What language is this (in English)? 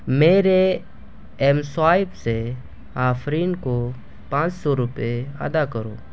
Urdu